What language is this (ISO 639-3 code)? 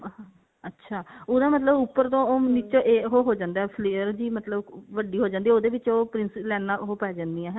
pan